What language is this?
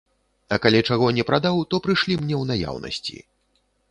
Belarusian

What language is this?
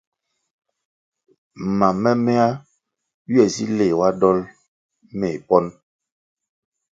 Kwasio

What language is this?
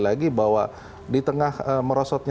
Indonesian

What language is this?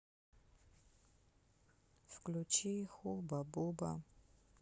Russian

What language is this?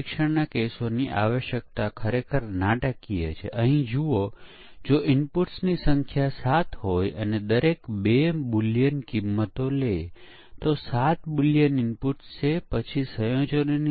Gujarati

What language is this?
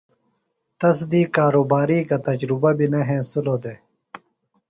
Phalura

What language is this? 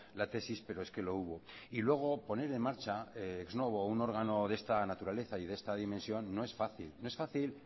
Spanish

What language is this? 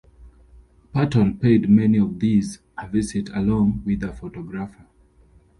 English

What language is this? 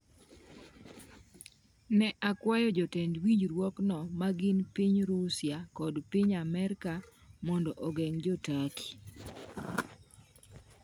Luo (Kenya and Tanzania)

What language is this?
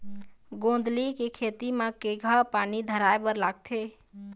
Chhattisgarhi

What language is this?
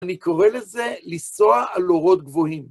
Hebrew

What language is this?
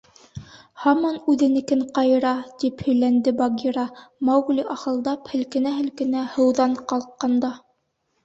Bashkir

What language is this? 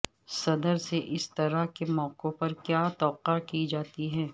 Urdu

